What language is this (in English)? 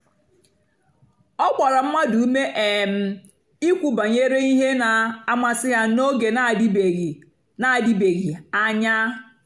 Igbo